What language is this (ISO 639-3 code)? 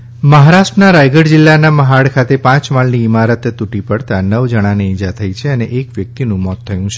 guj